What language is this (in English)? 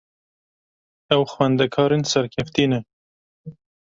Kurdish